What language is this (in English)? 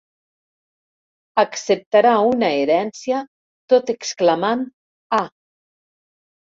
Catalan